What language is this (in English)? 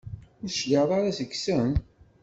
Kabyle